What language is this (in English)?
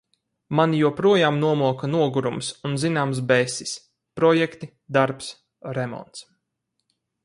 Latvian